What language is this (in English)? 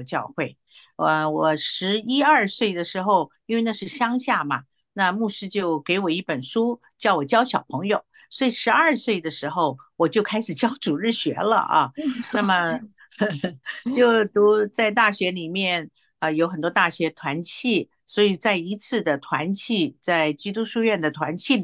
Chinese